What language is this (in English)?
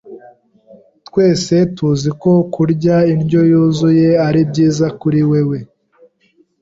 Kinyarwanda